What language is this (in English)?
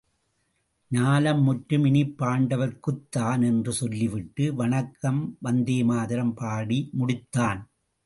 Tamil